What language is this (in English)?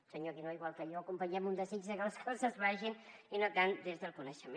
Catalan